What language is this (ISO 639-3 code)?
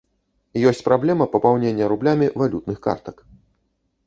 bel